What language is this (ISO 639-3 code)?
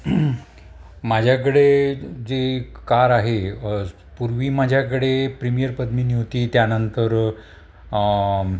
mar